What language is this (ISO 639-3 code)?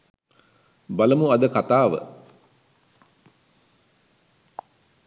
sin